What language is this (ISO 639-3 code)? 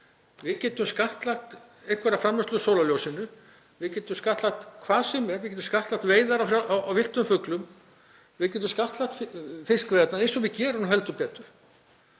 isl